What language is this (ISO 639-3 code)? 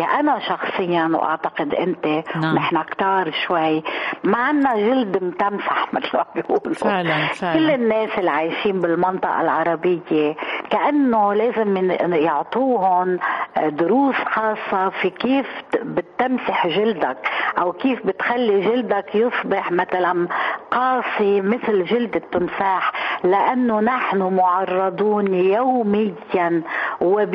ara